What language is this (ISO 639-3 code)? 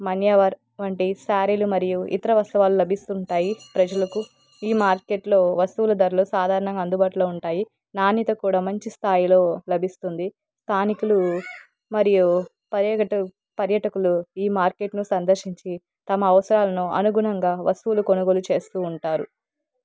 tel